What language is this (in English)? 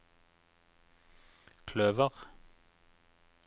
Norwegian